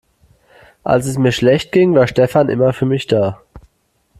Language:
German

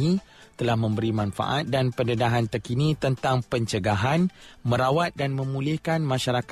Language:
Malay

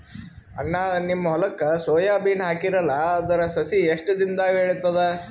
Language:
Kannada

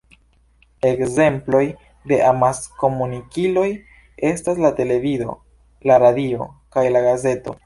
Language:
Esperanto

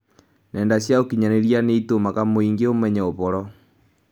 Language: Kikuyu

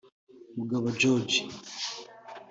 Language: Kinyarwanda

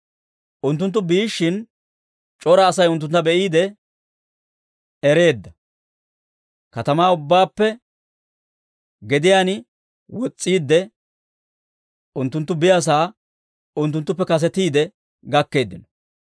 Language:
Dawro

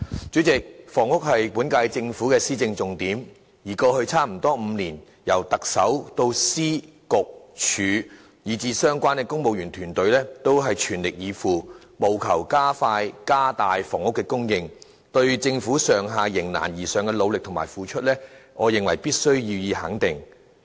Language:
Cantonese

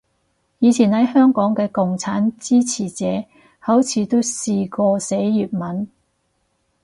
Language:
Cantonese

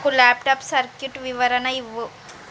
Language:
Telugu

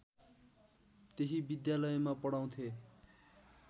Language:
Nepali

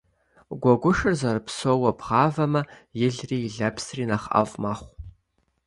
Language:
Kabardian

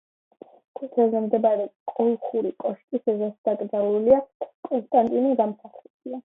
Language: Georgian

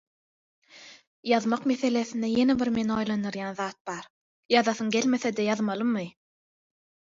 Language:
Turkmen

